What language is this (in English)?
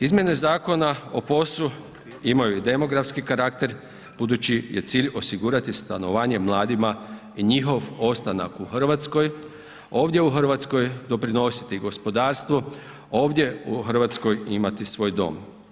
Croatian